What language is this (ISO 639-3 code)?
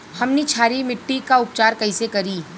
bho